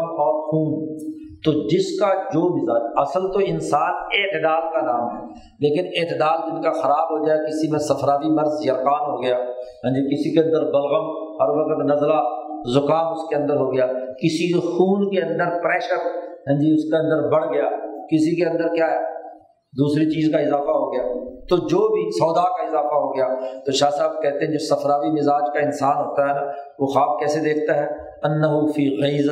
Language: Urdu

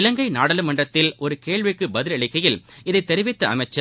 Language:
Tamil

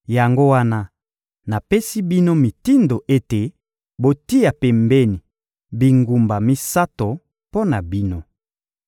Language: Lingala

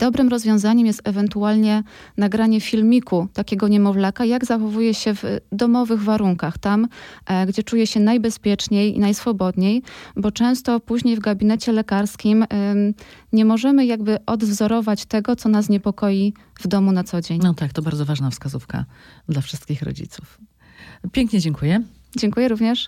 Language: Polish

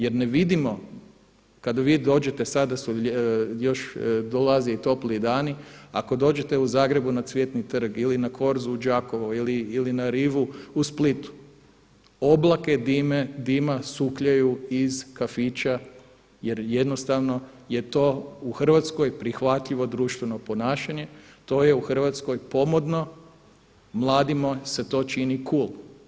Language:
Croatian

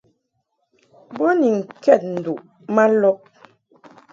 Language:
Mungaka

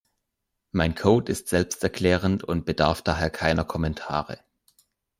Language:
German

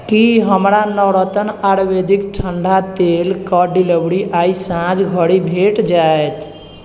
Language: Maithili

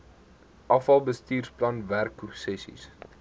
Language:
Afrikaans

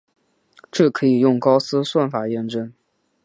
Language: Chinese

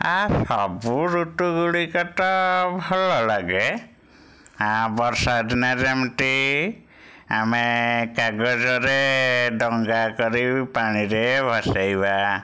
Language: Odia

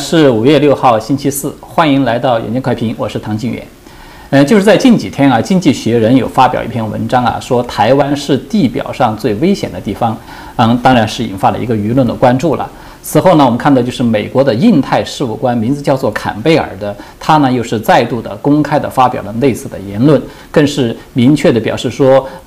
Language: Chinese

